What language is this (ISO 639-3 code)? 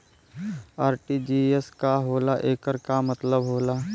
bho